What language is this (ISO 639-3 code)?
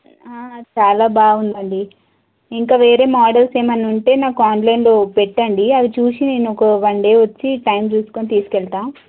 tel